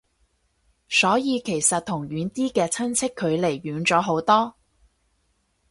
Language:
Cantonese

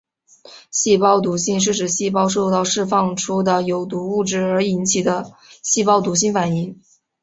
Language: Chinese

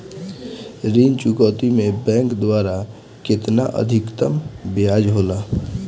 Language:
Bhojpuri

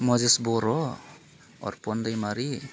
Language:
Bodo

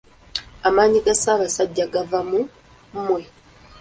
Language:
Ganda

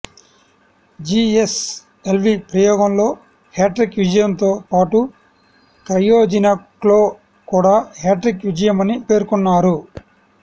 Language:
Telugu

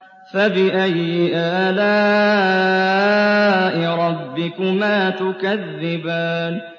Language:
Arabic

